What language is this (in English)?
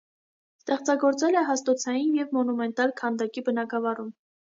Armenian